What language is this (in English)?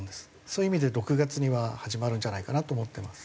Japanese